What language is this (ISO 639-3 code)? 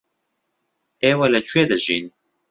ckb